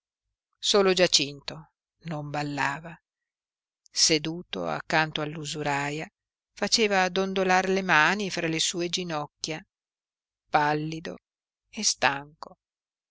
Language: Italian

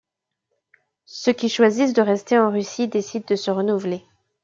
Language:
French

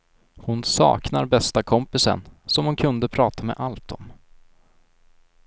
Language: Swedish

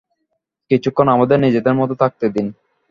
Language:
Bangla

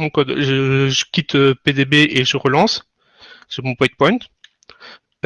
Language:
French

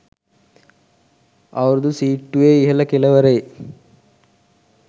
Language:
Sinhala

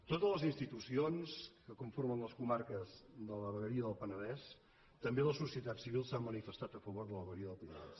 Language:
Catalan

